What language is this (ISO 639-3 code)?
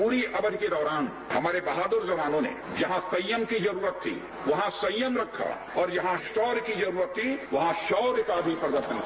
hin